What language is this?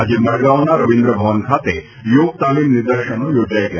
Gujarati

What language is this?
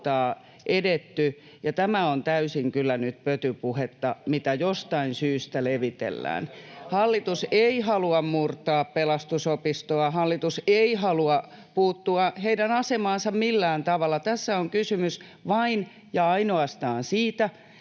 Finnish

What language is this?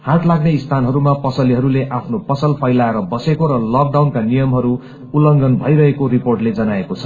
Nepali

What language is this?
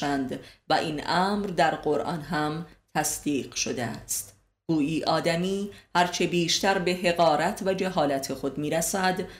Persian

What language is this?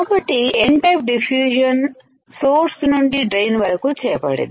Telugu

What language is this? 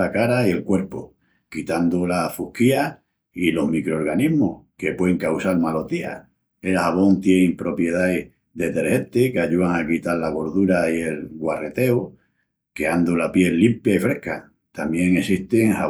Extremaduran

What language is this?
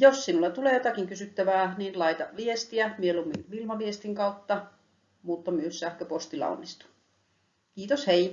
Finnish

